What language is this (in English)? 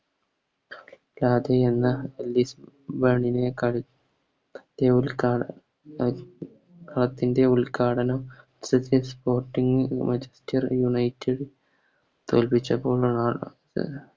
Malayalam